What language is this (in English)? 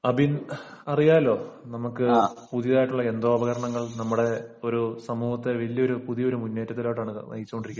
Malayalam